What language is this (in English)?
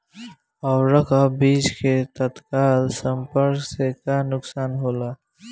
Bhojpuri